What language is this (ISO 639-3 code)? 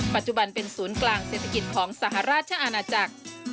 tha